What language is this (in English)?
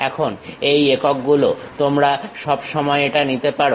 Bangla